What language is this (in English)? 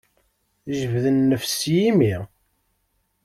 Kabyle